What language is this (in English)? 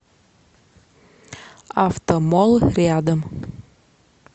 Russian